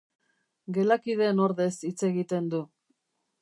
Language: Basque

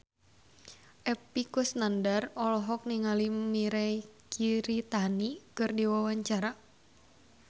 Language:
Sundanese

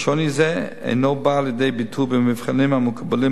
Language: Hebrew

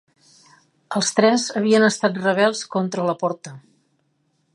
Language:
Catalan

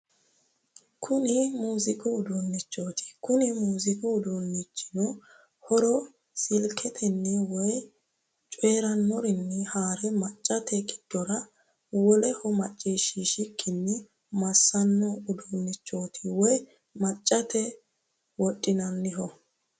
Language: Sidamo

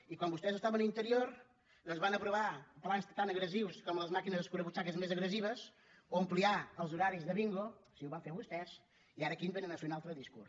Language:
Catalan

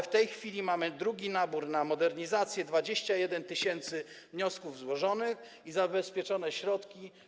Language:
Polish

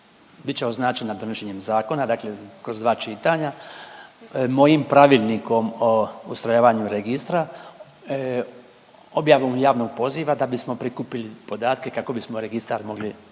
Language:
Croatian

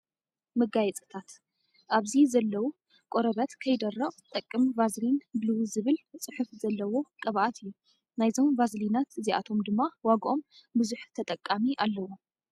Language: Tigrinya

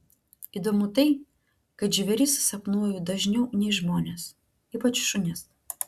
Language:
Lithuanian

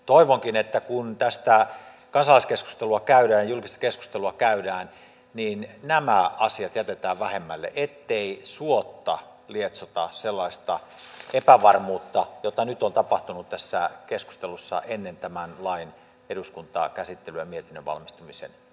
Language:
Finnish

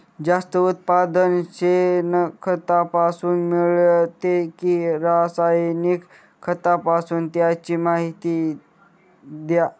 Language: Marathi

